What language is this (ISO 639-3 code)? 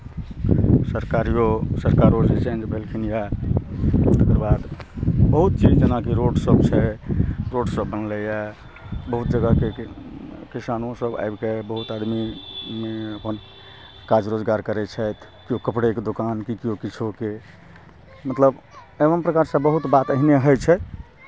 mai